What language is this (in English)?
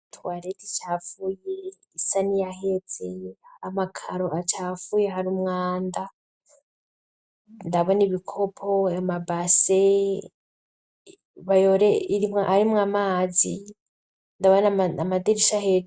Rundi